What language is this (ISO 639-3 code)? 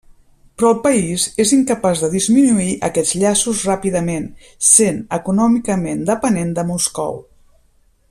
cat